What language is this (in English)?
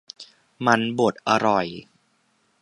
Thai